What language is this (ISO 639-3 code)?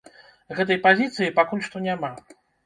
bel